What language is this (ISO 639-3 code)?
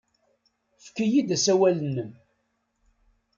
kab